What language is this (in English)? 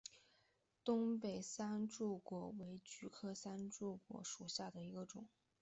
Chinese